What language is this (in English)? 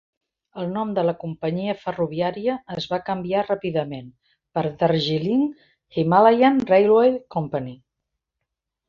Catalan